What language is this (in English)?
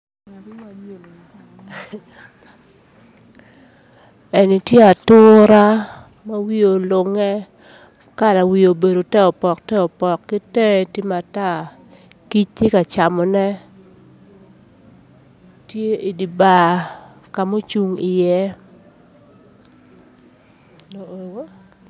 Acoli